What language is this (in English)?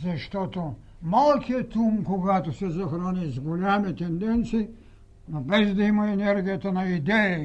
Bulgarian